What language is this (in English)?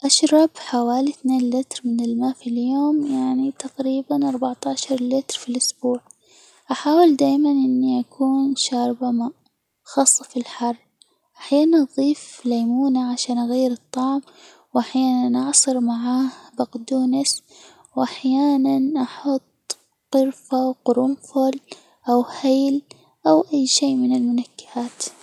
Hijazi Arabic